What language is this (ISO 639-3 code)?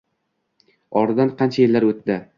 uzb